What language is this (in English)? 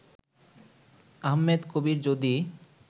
Bangla